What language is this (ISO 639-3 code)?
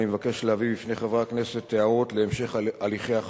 heb